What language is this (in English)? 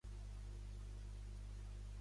Catalan